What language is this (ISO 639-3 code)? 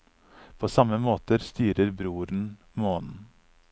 nor